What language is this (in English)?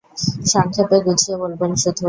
Bangla